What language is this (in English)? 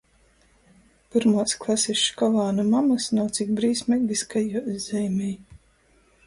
Latgalian